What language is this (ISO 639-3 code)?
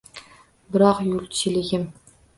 uzb